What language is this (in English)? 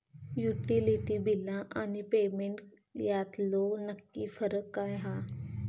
Marathi